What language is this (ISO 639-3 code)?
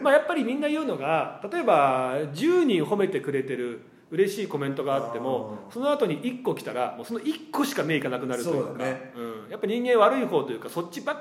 jpn